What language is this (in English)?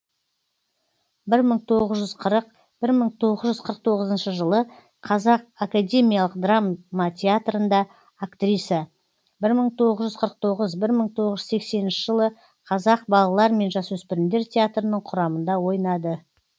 Kazakh